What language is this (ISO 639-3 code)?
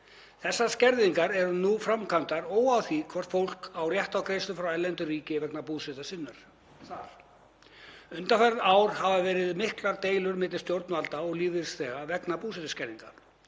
isl